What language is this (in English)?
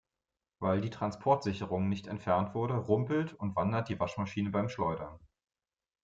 German